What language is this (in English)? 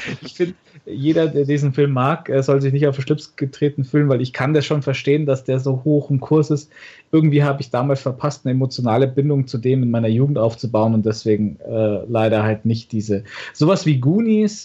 German